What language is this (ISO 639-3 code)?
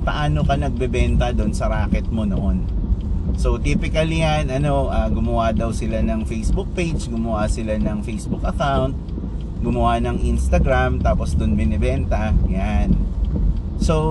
fil